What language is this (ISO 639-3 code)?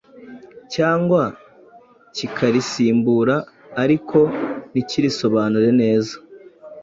kin